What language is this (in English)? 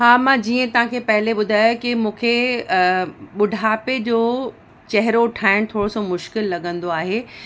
Sindhi